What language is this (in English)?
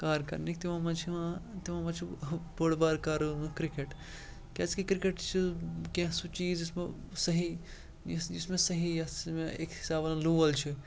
Kashmiri